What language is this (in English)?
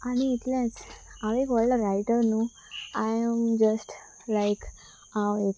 Konkani